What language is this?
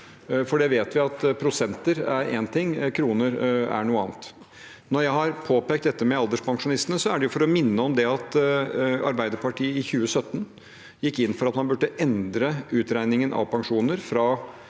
Norwegian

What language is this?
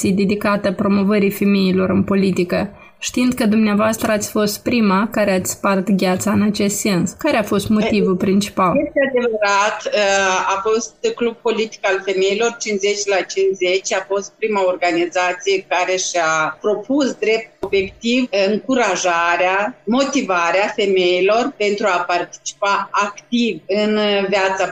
Romanian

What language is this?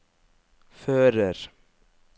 Norwegian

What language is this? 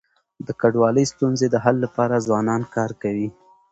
Pashto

